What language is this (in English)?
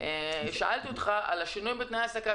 Hebrew